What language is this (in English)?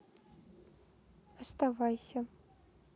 Russian